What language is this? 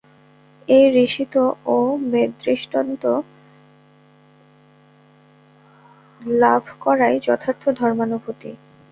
Bangla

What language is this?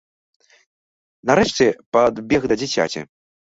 Belarusian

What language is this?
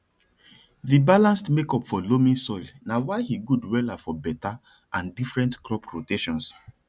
Nigerian Pidgin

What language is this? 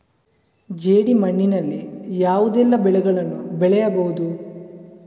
Kannada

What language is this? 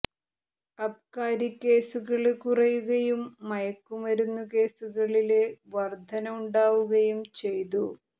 Malayalam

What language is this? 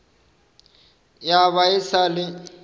Northern Sotho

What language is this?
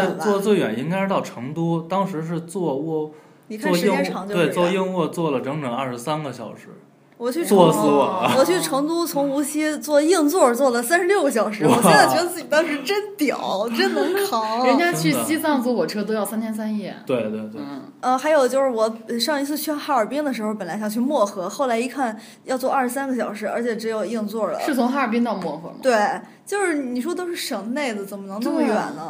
Chinese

